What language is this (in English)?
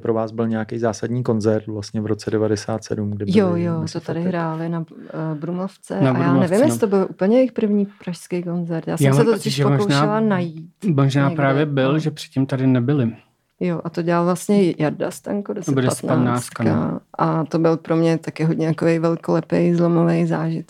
Czech